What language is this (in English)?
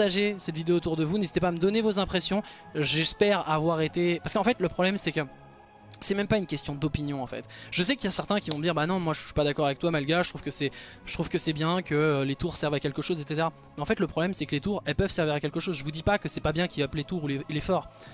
French